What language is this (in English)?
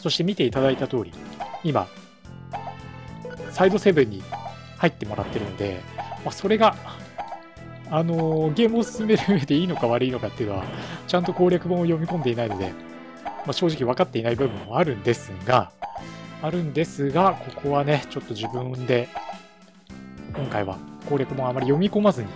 Japanese